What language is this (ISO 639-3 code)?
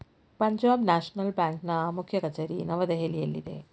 kan